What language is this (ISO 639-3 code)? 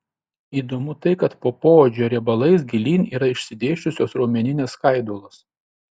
lit